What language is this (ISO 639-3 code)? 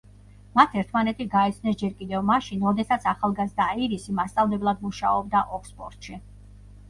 kat